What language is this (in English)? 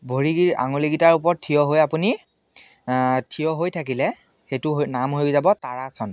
Assamese